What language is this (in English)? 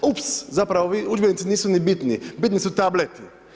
Croatian